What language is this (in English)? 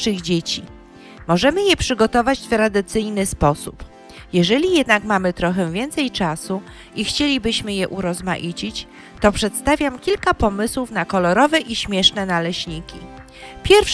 Polish